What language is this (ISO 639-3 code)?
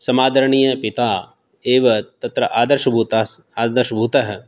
san